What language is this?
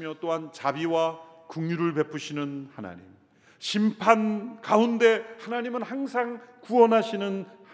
Korean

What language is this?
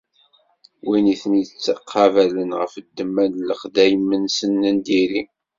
Kabyle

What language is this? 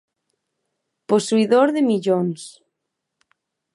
Galician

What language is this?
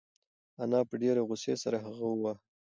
Pashto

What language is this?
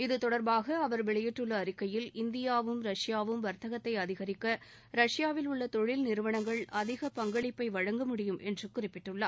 Tamil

